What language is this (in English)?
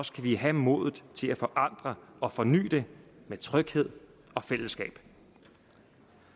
Danish